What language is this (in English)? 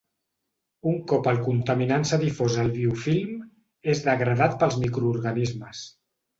Catalan